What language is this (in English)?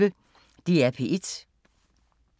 Danish